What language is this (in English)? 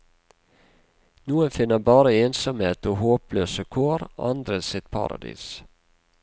Norwegian